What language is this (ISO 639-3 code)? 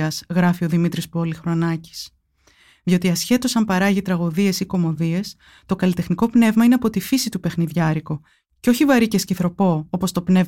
ell